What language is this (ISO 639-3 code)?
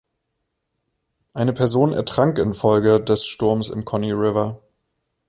deu